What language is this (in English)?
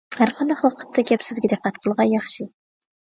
Uyghur